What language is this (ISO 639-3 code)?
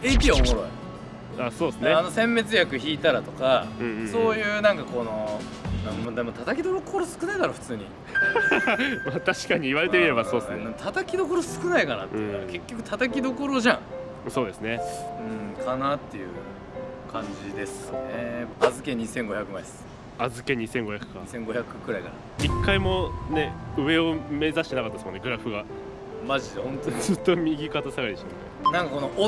jpn